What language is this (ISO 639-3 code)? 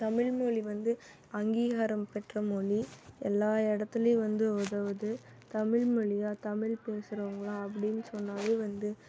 tam